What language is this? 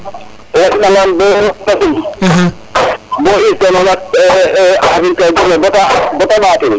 Serer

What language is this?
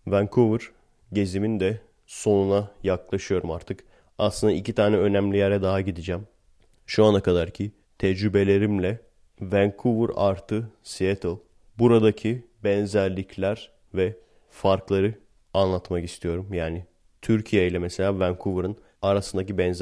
Turkish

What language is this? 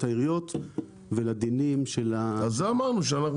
Hebrew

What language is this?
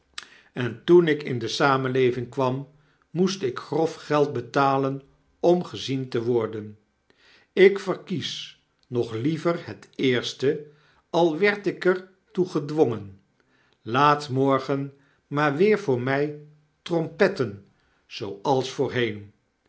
Dutch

